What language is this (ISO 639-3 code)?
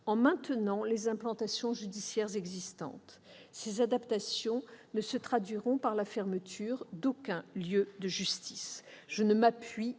fra